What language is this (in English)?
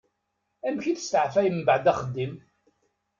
Kabyle